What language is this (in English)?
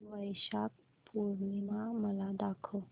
Marathi